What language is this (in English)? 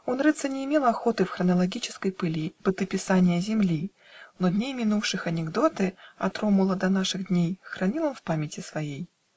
Russian